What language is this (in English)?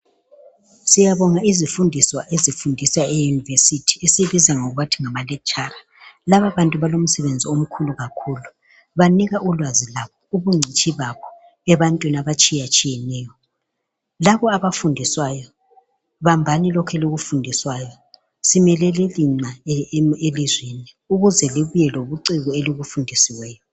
North Ndebele